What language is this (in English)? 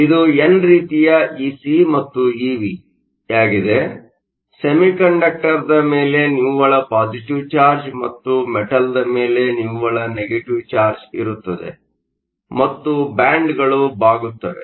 Kannada